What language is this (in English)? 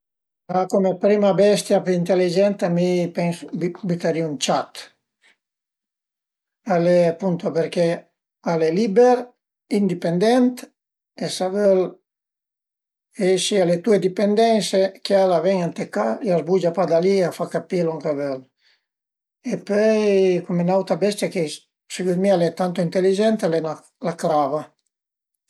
Piedmontese